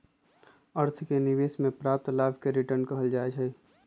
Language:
Magahi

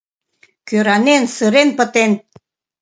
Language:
Mari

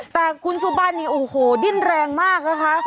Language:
Thai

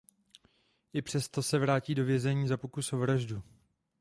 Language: Czech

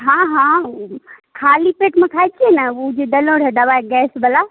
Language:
Maithili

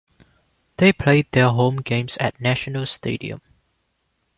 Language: English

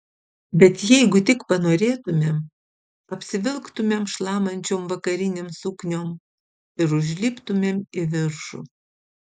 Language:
Lithuanian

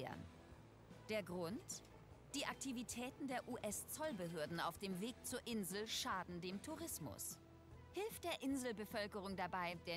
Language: German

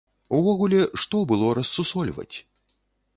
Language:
Belarusian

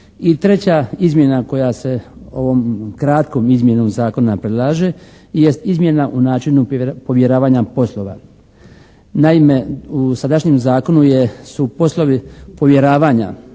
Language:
Croatian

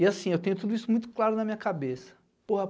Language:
Portuguese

